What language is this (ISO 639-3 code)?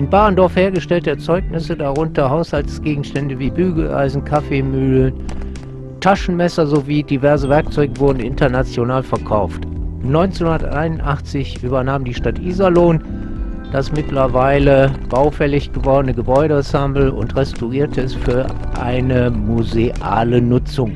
deu